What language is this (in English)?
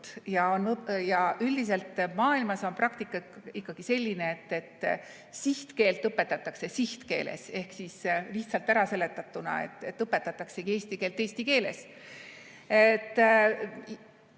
Estonian